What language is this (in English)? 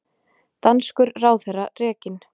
Icelandic